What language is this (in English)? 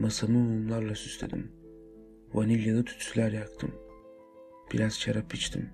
Turkish